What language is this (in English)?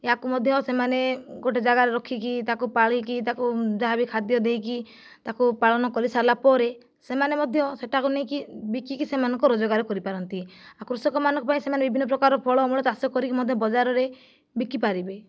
Odia